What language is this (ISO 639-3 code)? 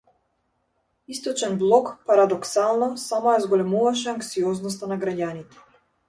mkd